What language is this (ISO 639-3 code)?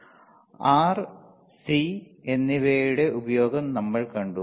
mal